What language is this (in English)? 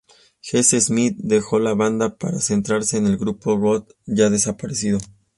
Spanish